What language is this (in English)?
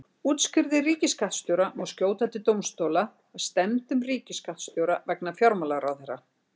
Icelandic